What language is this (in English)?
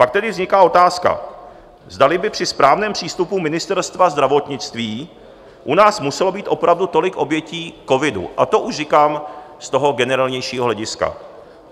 Czech